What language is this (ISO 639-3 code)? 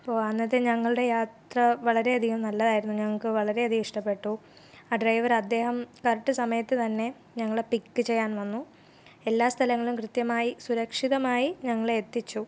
mal